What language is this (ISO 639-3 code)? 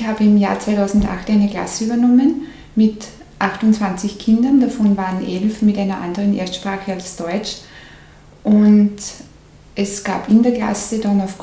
deu